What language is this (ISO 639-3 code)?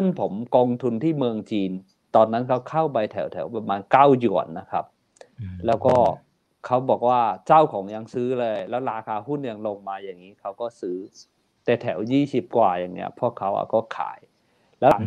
tha